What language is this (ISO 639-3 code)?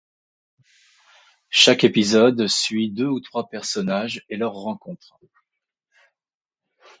fra